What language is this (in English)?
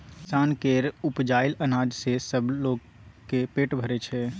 Maithili